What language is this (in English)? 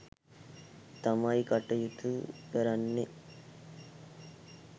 Sinhala